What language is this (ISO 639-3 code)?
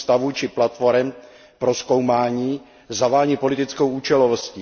ces